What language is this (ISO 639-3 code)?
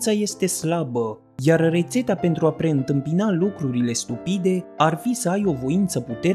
ron